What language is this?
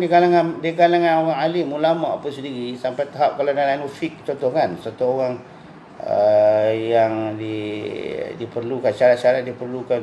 Malay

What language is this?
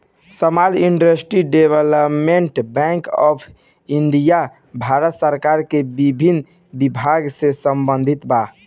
Bhojpuri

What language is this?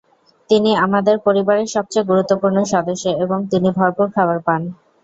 Bangla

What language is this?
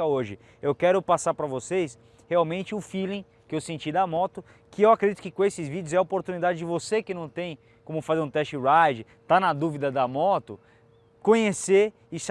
Portuguese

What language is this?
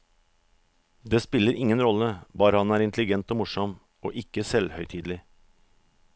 Norwegian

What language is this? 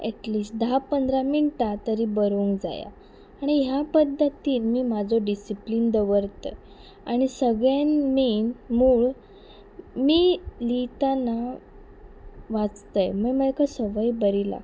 Konkani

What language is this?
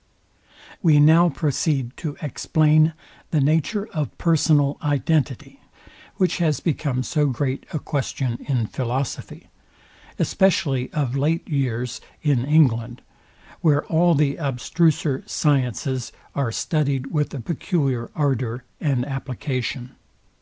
English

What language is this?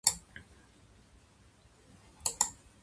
Japanese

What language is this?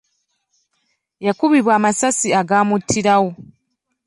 Ganda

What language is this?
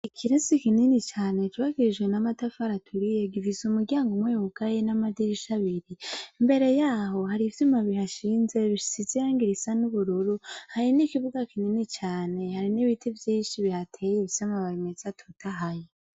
Rundi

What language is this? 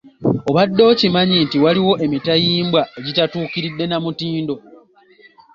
Ganda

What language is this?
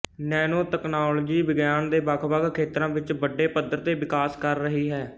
Punjabi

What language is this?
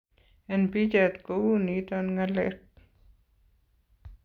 Kalenjin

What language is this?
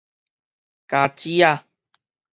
Min Nan Chinese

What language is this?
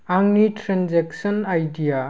Bodo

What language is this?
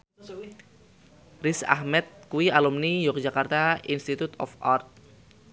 Javanese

